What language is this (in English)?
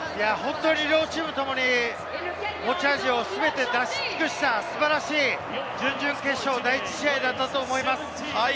Japanese